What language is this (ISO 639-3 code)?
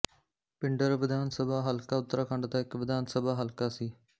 pan